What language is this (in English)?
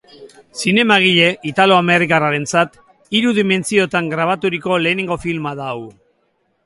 Basque